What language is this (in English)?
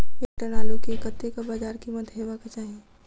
Maithili